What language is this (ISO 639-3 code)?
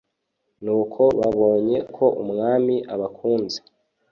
kin